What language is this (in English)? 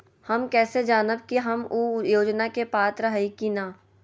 Magahi